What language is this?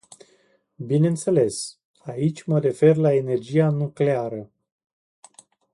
Romanian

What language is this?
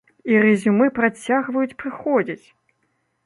Belarusian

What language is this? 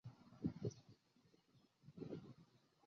Chinese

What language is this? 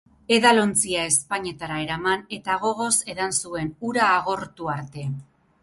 Basque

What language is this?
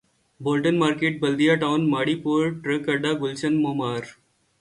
Urdu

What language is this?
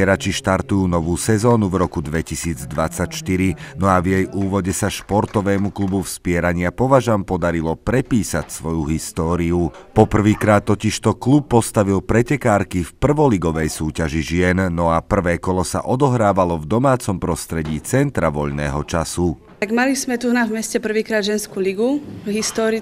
Slovak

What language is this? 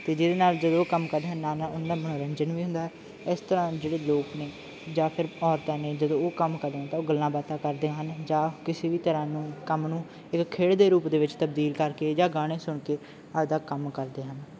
Punjabi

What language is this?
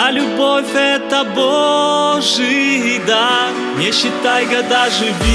Russian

